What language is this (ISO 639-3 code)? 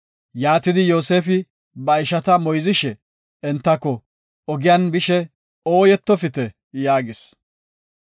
gof